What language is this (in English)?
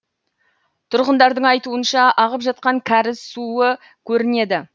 Kazakh